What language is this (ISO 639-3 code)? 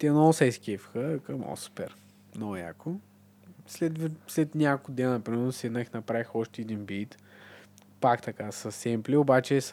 bul